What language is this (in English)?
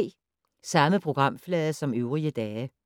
Danish